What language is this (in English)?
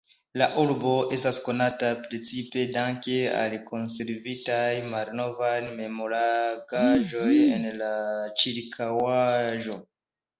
Esperanto